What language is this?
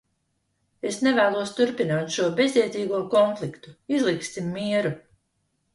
Latvian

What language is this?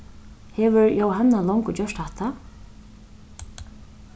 Faroese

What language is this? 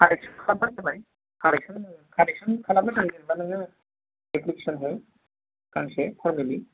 Bodo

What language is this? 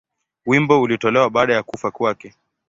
Swahili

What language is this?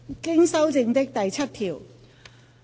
Cantonese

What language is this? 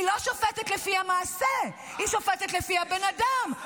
Hebrew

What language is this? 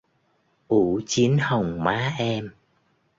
Vietnamese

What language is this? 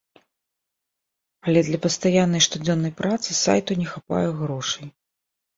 Belarusian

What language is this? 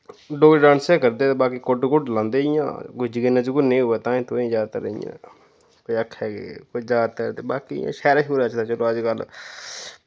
Dogri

